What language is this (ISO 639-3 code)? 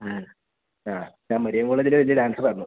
mal